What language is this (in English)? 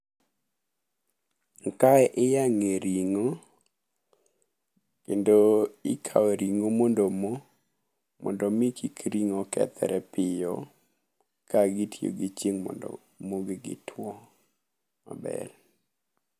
Luo (Kenya and Tanzania)